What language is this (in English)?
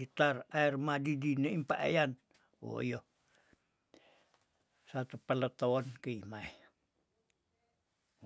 Tondano